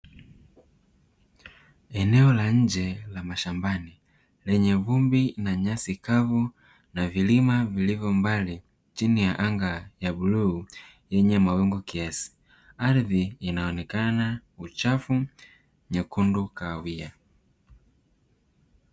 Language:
Swahili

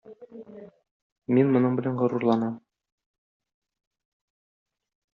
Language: Tatar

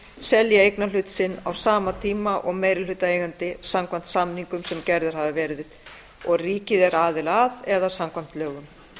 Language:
Icelandic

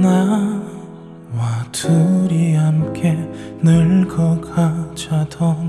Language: Korean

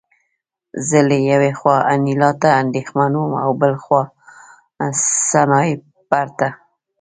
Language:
Pashto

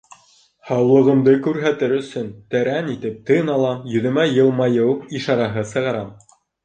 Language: Bashkir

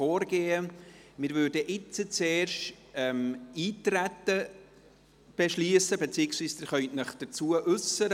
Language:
Swiss German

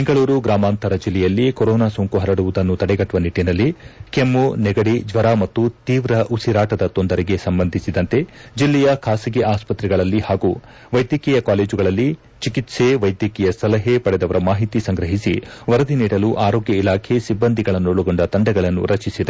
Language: Kannada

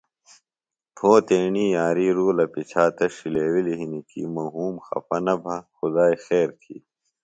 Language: Phalura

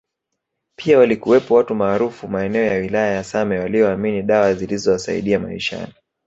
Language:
Swahili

